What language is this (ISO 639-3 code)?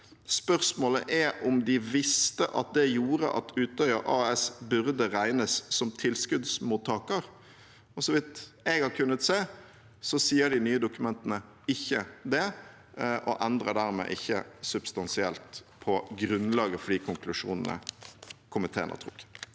nor